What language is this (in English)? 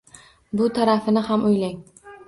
Uzbek